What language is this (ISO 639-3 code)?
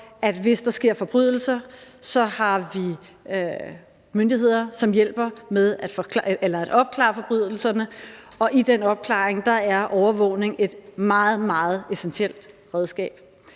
dan